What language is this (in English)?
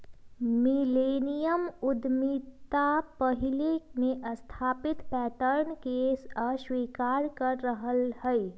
Magahi